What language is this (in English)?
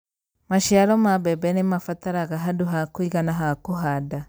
Kikuyu